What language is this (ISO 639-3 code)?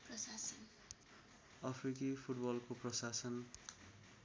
nep